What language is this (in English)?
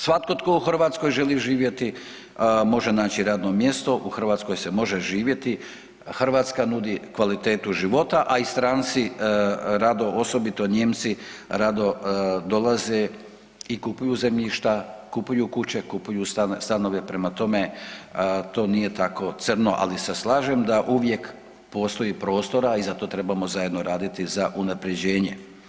Croatian